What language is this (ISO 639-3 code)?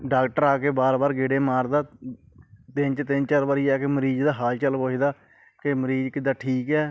pan